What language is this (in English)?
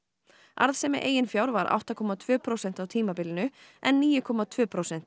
Icelandic